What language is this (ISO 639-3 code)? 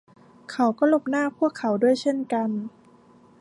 tha